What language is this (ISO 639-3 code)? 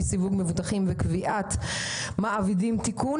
heb